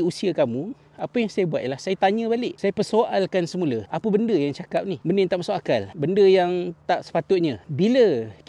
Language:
Malay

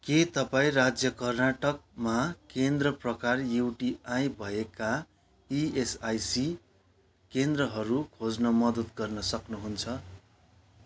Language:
Nepali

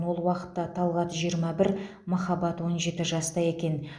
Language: Kazakh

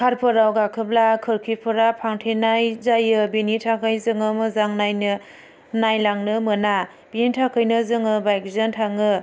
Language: Bodo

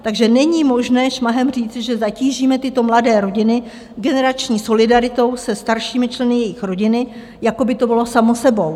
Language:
Czech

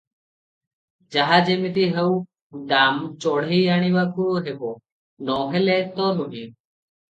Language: Odia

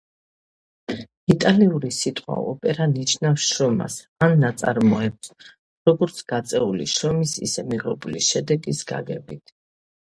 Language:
Georgian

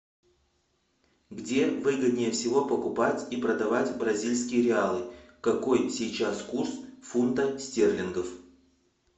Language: Russian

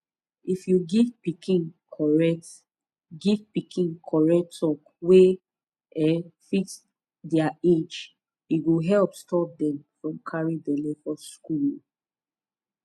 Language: Nigerian Pidgin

